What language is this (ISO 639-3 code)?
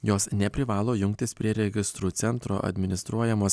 lit